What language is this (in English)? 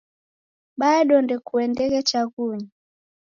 Taita